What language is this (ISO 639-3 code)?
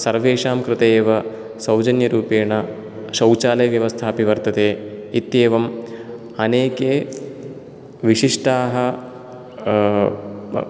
san